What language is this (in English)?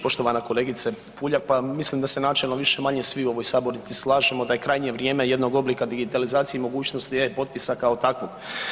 Croatian